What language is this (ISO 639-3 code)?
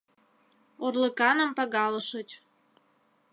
chm